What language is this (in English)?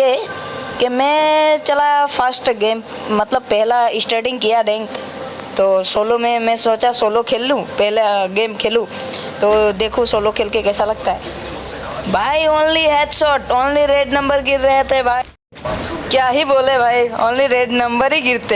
Hindi